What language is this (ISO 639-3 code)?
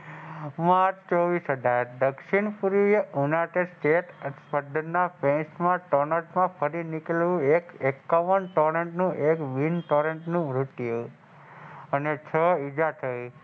guj